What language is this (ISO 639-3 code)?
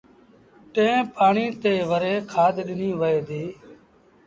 sbn